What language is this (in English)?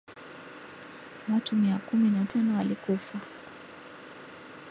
Swahili